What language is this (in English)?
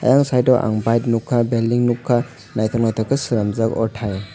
Kok Borok